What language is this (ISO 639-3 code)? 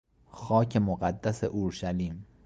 fas